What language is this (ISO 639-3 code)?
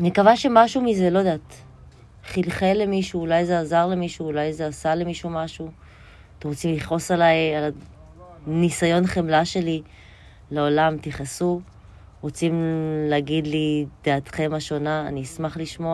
heb